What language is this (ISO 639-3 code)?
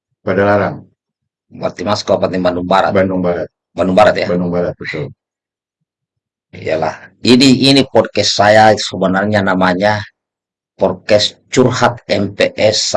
ind